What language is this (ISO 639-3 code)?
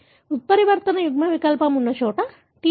tel